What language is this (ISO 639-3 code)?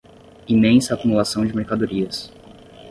por